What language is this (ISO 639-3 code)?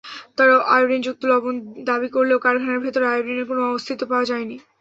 ben